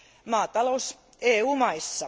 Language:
Finnish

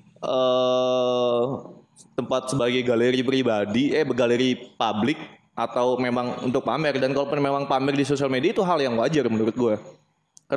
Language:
Indonesian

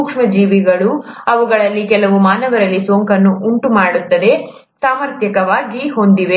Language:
Kannada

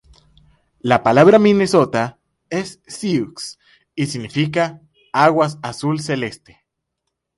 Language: Spanish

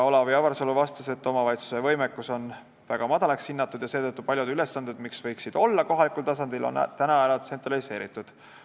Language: Estonian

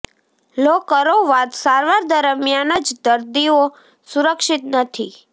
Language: Gujarati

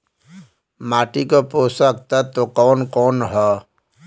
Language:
Bhojpuri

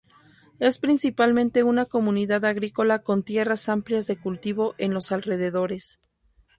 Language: Spanish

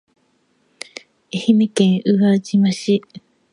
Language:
Japanese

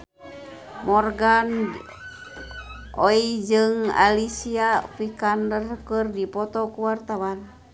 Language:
Sundanese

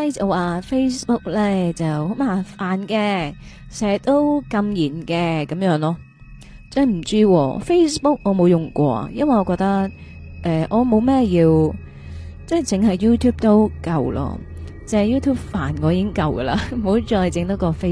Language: Chinese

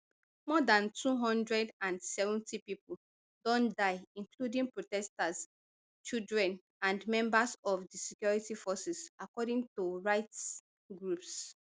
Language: Nigerian Pidgin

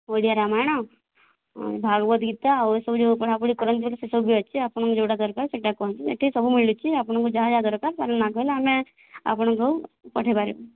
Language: Odia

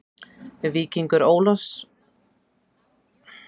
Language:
Icelandic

